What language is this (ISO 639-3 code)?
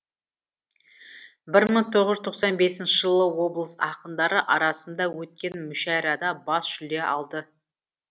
kaz